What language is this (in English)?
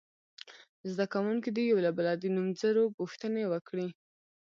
Pashto